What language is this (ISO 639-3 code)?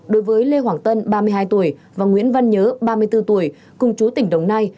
vie